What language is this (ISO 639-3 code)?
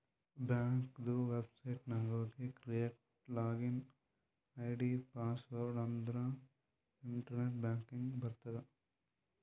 kan